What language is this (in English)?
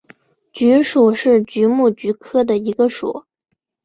Chinese